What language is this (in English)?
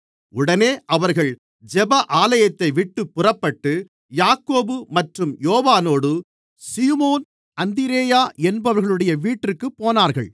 Tamil